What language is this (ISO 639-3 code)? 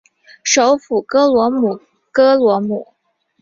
zho